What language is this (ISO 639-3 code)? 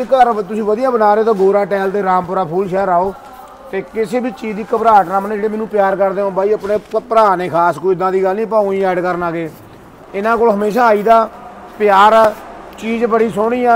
hin